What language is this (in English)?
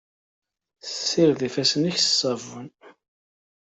Kabyle